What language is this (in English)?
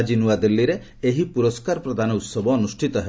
Odia